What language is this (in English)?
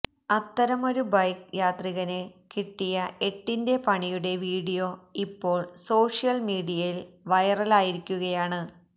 Malayalam